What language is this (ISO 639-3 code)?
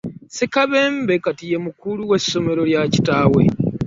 lug